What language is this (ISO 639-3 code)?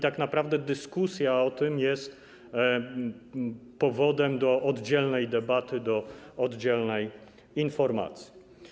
pol